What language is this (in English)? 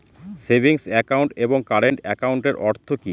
Bangla